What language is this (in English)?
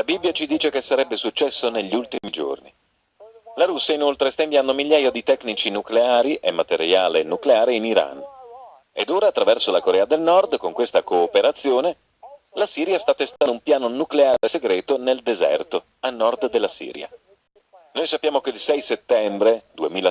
Italian